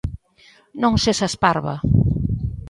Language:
Galician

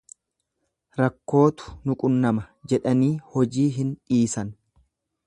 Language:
Oromo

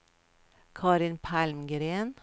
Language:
Swedish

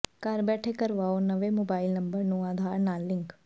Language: Punjabi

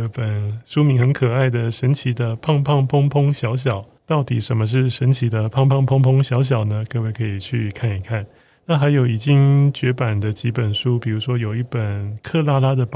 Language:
Chinese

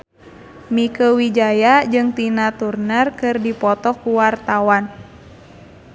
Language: Sundanese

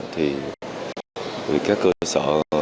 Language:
Vietnamese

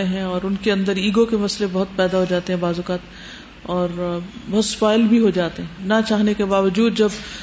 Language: Urdu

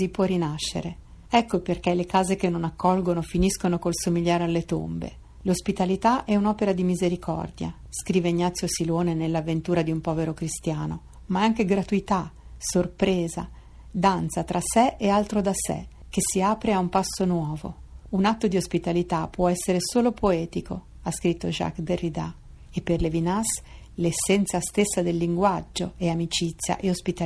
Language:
Italian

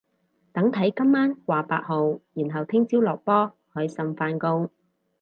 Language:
Cantonese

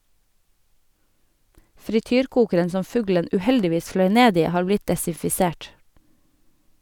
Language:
Norwegian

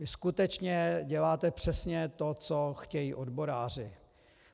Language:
Czech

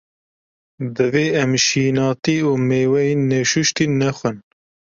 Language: Kurdish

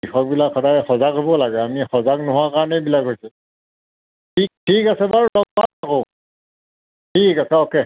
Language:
Assamese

